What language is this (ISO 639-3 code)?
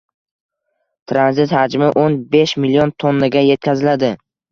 uzb